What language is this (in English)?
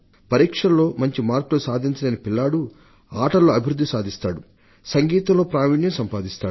Telugu